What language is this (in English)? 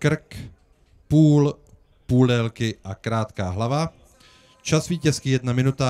Czech